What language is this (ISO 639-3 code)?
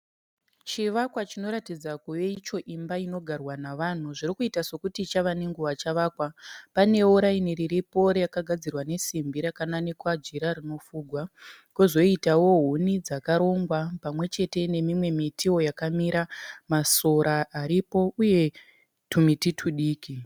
sna